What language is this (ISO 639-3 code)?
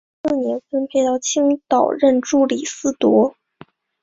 zho